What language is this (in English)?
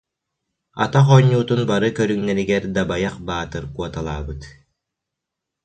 Yakut